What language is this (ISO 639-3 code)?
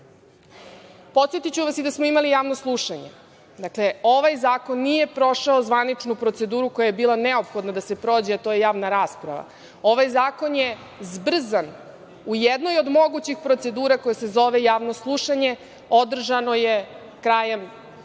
srp